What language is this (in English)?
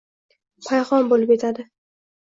Uzbek